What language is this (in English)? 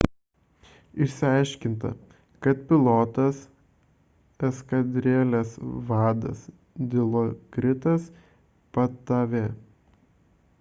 Lithuanian